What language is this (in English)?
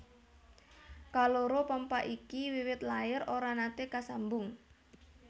Javanese